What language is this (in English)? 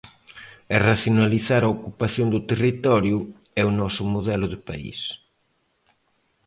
Galician